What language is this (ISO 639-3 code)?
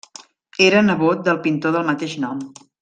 cat